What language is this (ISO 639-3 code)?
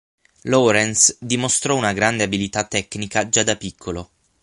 ita